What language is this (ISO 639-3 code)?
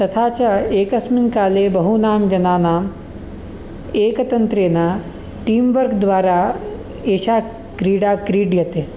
san